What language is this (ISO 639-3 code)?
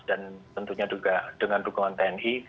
ind